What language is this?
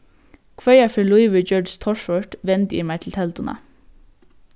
Faroese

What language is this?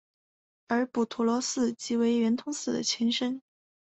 Chinese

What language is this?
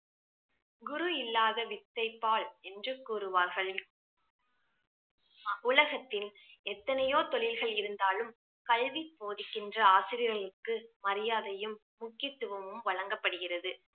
Tamil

